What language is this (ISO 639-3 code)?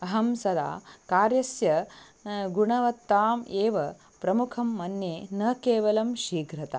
san